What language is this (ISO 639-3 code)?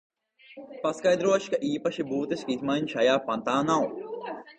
lav